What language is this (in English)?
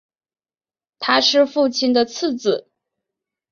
Chinese